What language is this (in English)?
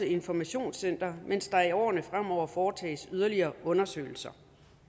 Danish